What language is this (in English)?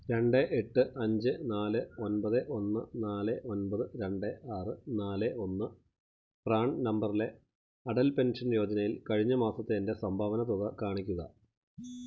Malayalam